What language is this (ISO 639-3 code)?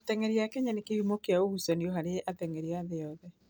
kik